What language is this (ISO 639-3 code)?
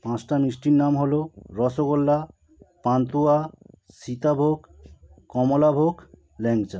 ben